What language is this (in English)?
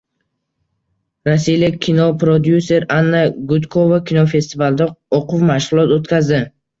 Uzbek